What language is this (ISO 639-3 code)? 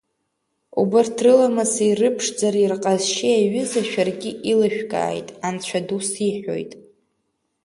abk